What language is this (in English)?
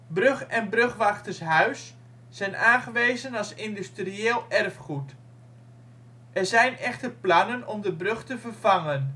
Dutch